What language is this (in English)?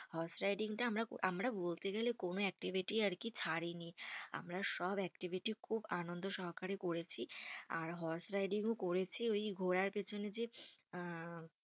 Bangla